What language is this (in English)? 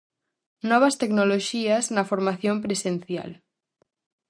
Galician